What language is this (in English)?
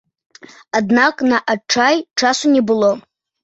Belarusian